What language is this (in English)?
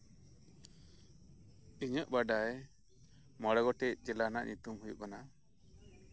Santali